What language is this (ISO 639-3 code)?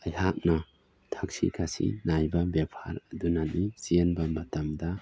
mni